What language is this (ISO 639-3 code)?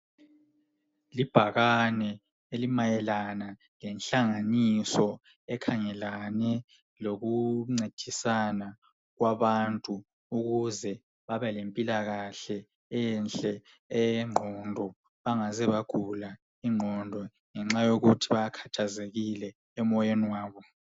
nde